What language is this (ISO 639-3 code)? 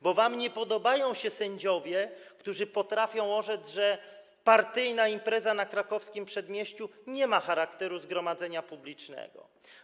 pol